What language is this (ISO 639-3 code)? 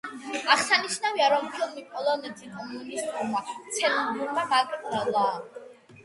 kat